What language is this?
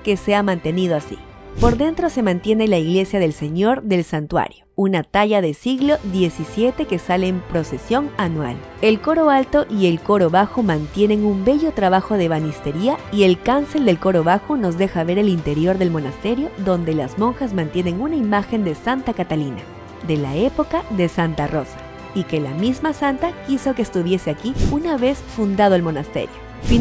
Spanish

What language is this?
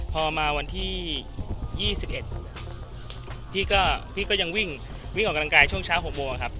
Thai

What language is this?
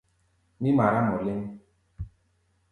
Gbaya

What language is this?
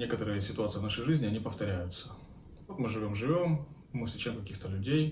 Russian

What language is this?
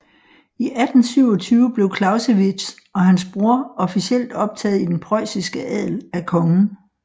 Danish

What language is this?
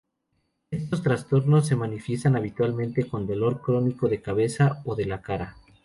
Spanish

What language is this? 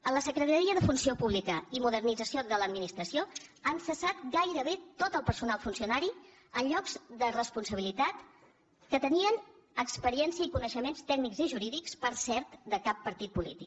Catalan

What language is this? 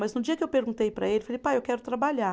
Portuguese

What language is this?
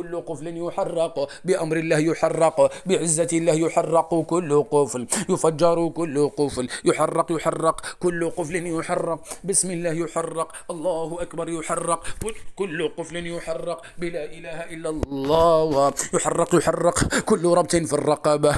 Arabic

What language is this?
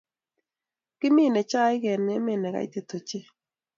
Kalenjin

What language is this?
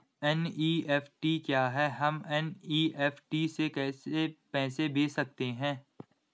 Hindi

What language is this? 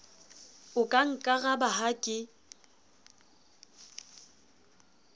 Southern Sotho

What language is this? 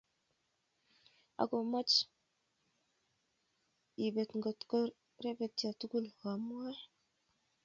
Kalenjin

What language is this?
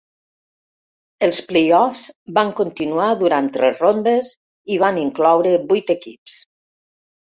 Catalan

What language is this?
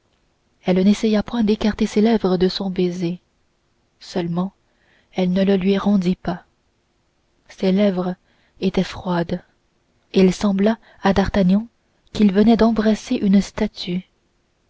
French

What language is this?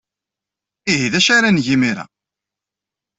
Kabyle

